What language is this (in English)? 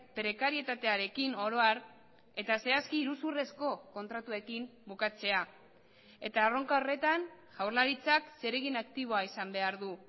Basque